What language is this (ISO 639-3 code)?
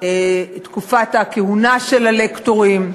heb